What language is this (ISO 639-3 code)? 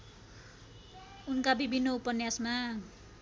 nep